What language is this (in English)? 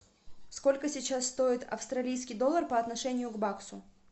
Russian